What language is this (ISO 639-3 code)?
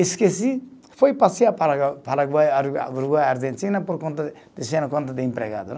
por